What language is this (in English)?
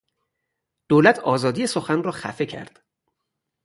Persian